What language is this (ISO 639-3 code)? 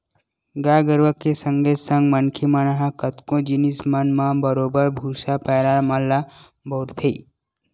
hne